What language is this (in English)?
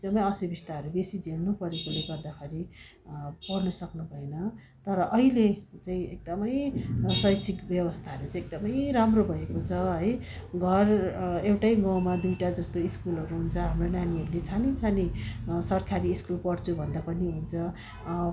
Nepali